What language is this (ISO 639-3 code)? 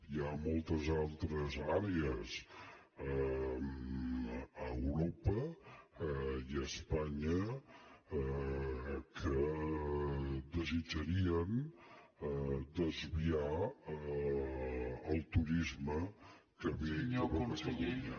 cat